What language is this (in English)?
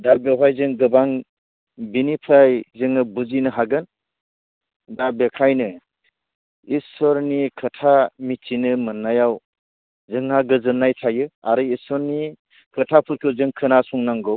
Bodo